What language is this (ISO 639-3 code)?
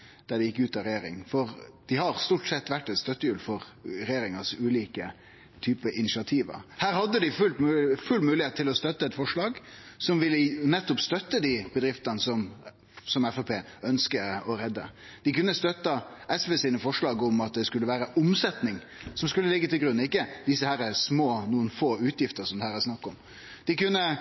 nno